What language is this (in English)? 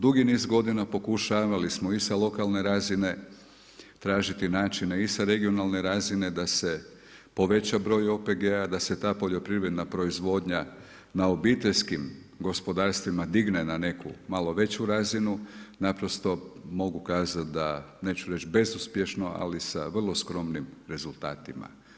Croatian